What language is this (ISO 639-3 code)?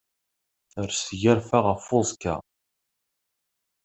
kab